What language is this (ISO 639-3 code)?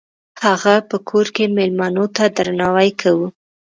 pus